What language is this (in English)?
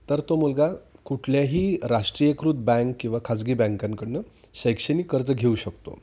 Marathi